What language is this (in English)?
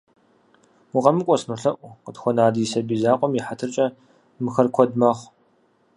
Kabardian